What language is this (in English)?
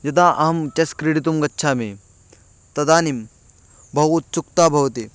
Sanskrit